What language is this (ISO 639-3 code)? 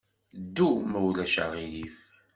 kab